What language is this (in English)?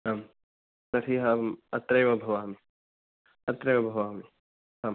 Sanskrit